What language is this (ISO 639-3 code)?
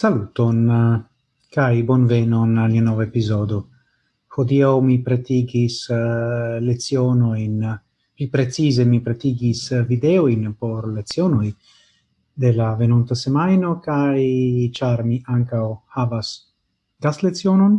ita